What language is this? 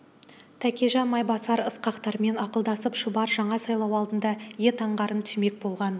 Kazakh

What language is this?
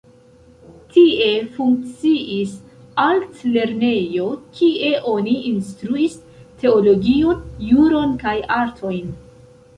Esperanto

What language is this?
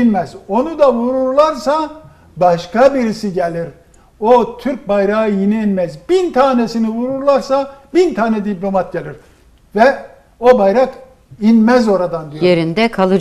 Turkish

